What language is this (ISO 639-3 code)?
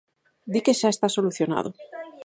glg